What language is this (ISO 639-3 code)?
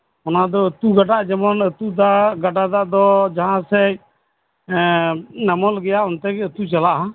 sat